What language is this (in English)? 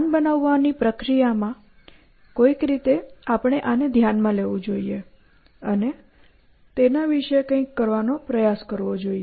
Gujarati